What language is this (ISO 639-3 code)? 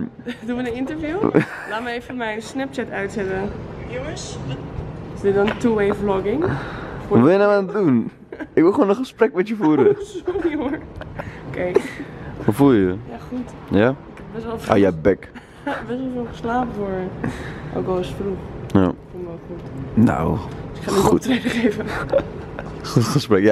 nld